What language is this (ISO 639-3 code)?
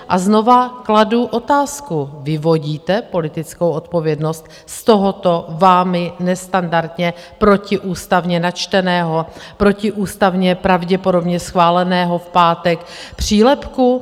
ces